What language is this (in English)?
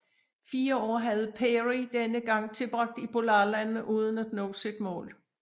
Danish